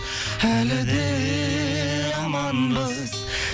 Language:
Kazakh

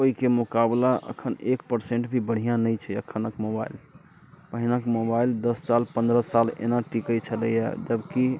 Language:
Maithili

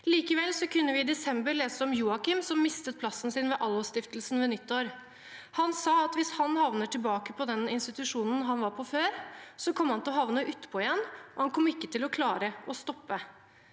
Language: Norwegian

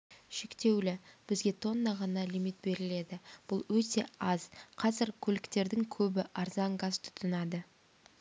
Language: Kazakh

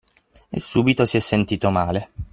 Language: Italian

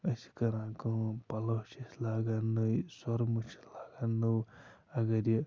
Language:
Kashmiri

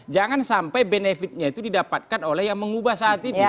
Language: Indonesian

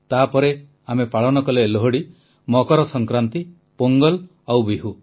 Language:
Odia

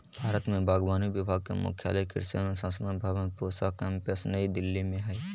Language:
Magahi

